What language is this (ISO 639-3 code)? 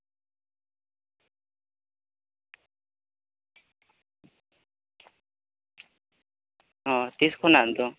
sat